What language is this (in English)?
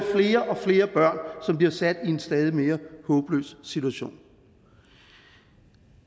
Danish